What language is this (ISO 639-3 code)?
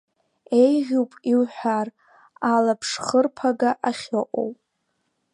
abk